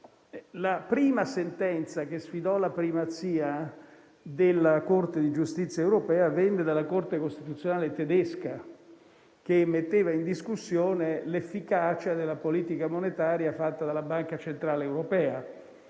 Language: Italian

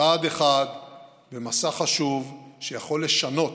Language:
Hebrew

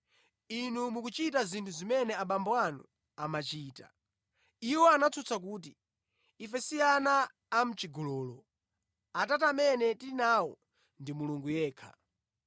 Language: Nyanja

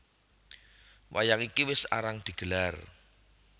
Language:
Javanese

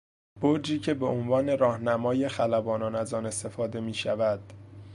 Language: Persian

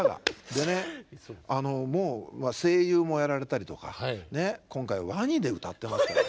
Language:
Japanese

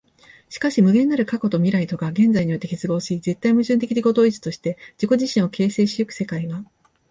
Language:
Japanese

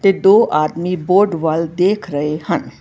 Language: Punjabi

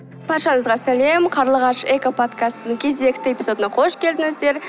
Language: Kazakh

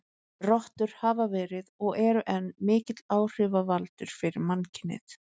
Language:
Icelandic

